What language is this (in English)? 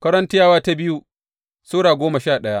Hausa